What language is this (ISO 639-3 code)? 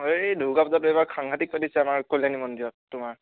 asm